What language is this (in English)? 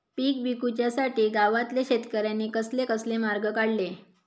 Marathi